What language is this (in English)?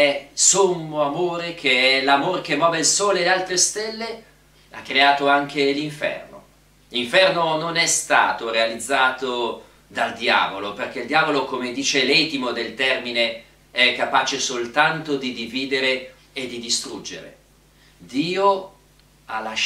Italian